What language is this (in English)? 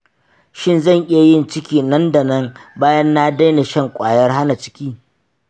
Hausa